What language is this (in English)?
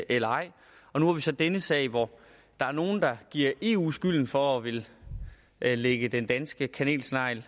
Danish